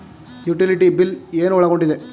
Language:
Kannada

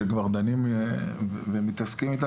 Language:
Hebrew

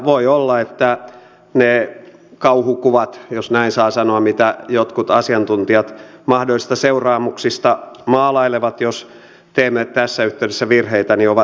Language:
Finnish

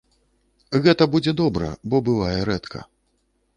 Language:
Belarusian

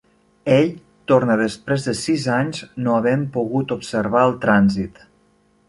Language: Catalan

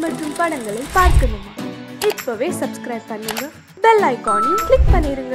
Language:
Tamil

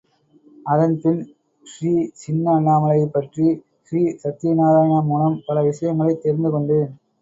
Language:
Tamil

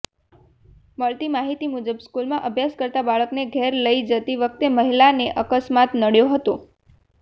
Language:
Gujarati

